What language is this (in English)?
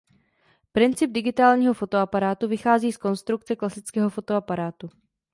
Czech